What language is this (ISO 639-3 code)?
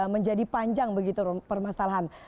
ind